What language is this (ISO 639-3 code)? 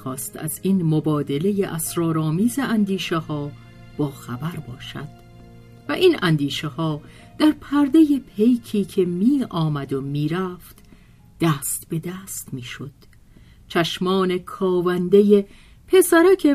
fas